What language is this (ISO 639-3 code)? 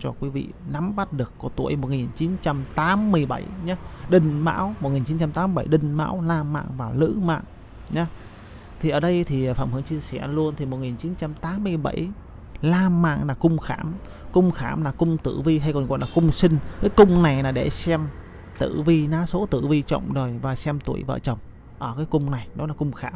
vie